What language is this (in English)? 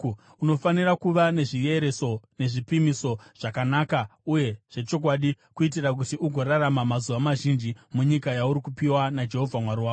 Shona